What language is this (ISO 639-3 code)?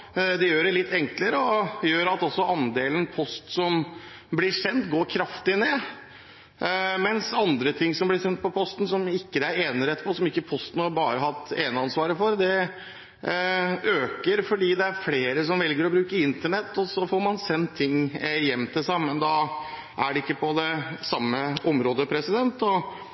nob